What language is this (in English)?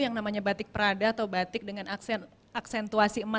Indonesian